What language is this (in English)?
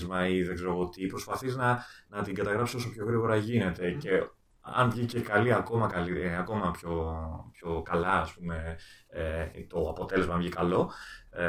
Greek